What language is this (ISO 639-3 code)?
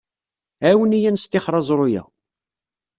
kab